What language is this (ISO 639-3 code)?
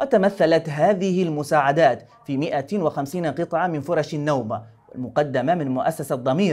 ara